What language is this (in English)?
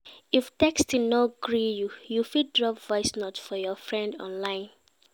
Nigerian Pidgin